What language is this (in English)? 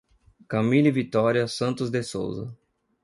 Portuguese